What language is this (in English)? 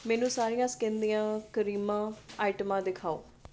Punjabi